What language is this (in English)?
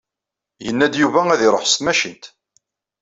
Kabyle